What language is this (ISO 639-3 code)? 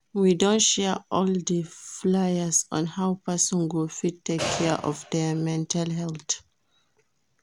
pcm